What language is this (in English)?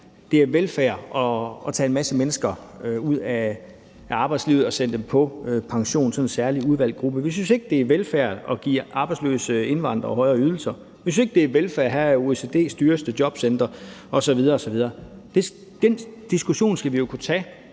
Danish